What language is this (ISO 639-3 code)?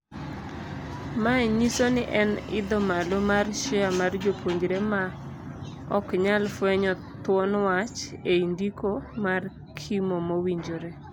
luo